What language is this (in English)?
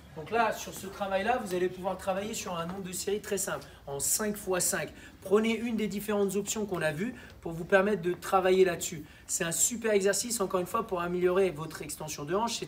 French